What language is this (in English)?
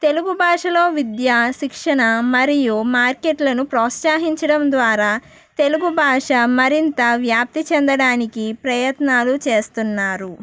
Telugu